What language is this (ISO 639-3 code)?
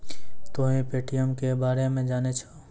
mai